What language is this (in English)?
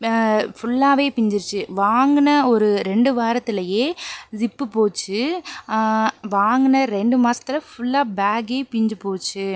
Tamil